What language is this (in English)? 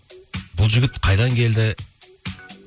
Kazakh